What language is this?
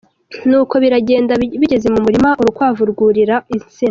Kinyarwanda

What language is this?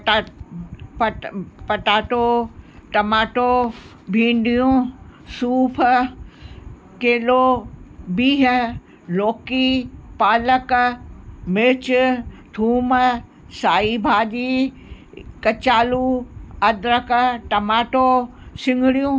Sindhi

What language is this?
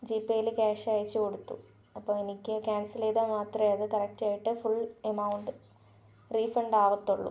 Malayalam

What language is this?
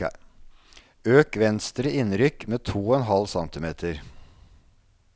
Norwegian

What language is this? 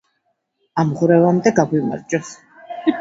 Georgian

